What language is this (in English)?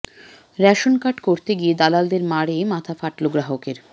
Bangla